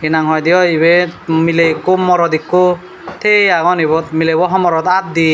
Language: Chakma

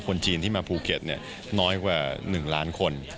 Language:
Thai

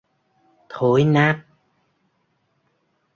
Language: Vietnamese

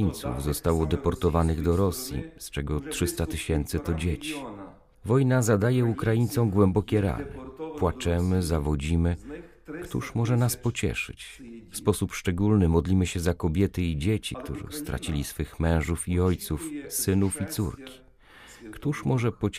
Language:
Polish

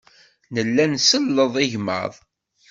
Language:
Kabyle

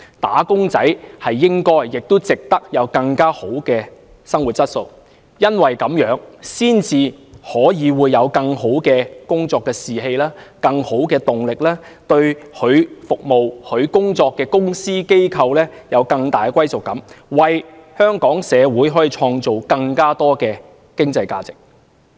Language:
Cantonese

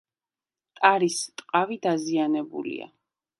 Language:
Georgian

